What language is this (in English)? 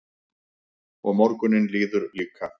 Icelandic